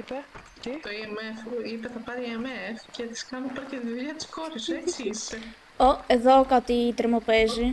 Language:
Greek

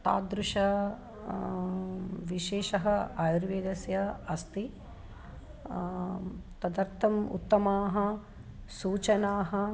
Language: Sanskrit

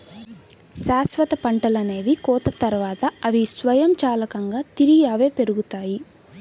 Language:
Telugu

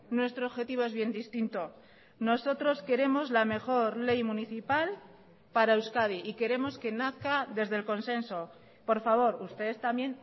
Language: Spanish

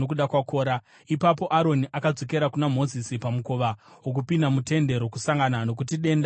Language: Shona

